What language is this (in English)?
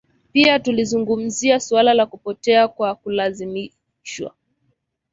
Swahili